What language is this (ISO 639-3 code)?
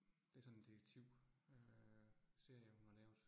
dan